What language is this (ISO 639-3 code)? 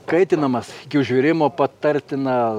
lit